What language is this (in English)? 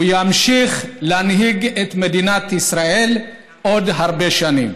Hebrew